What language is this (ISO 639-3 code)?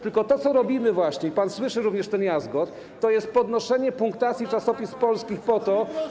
pol